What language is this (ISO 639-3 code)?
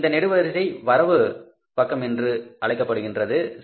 tam